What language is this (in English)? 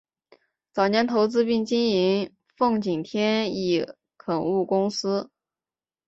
Chinese